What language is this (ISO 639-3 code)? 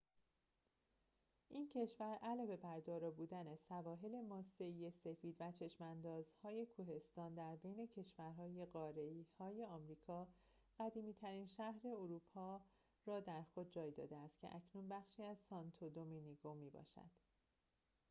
fas